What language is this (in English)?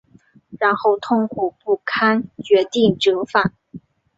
Chinese